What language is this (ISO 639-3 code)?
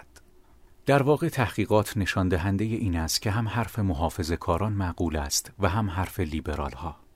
fas